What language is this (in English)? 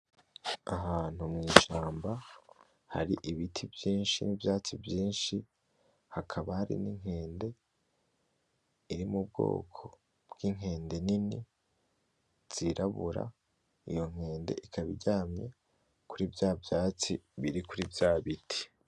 Rundi